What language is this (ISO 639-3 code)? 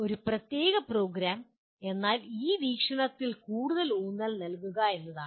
mal